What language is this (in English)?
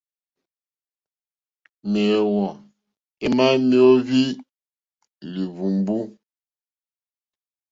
Mokpwe